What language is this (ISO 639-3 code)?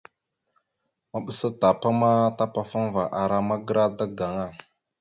mxu